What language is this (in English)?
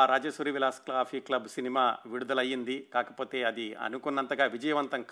Telugu